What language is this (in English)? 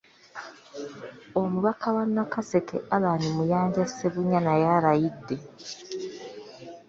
Ganda